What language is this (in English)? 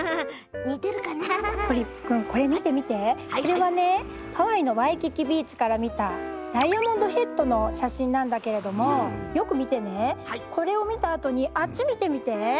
Japanese